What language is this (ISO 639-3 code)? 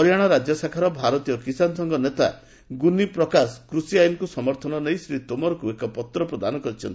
ori